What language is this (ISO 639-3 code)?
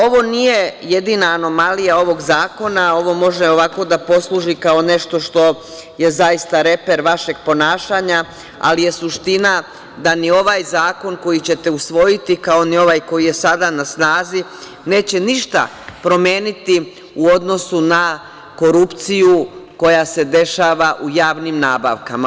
srp